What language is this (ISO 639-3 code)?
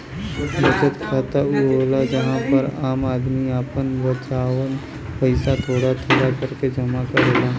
bho